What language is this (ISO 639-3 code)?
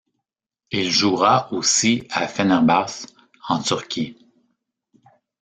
fra